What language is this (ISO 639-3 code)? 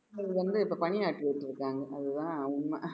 tam